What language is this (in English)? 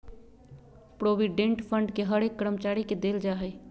Magahi